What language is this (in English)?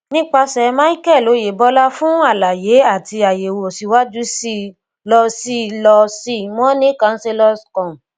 Yoruba